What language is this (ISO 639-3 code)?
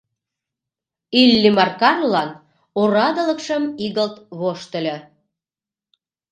chm